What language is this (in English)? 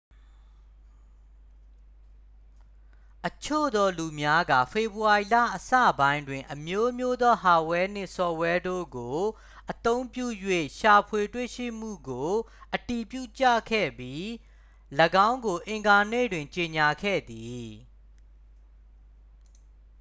Burmese